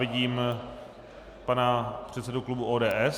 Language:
Czech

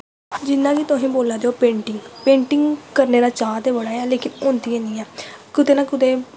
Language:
Dogri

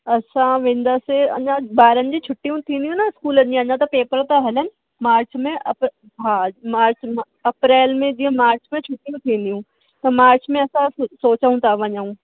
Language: Sindhi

